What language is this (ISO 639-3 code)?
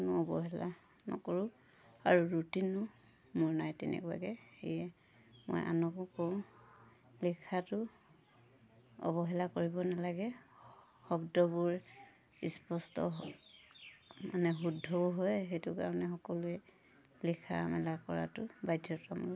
asm